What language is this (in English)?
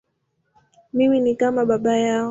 Swahili